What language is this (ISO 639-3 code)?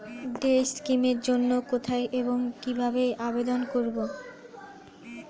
ben